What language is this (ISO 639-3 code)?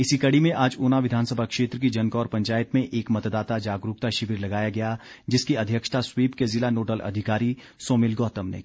hin